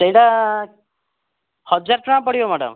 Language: Odia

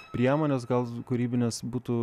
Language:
Lithuanian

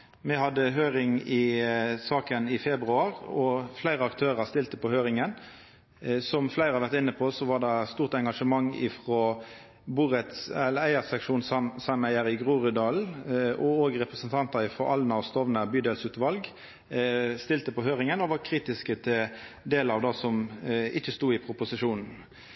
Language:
Norwegian Nynorsk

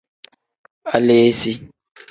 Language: Tem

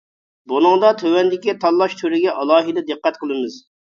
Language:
Uyghur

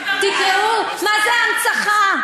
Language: Hebrew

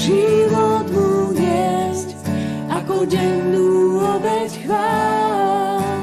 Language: Slovak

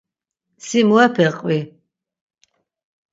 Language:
Laz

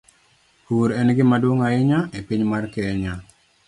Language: Luo (Kenya and Tanzania)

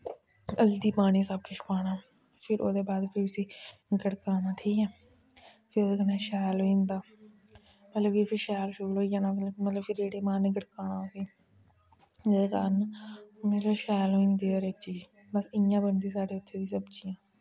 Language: Dogri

